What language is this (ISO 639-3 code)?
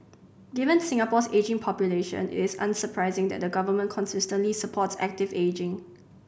eng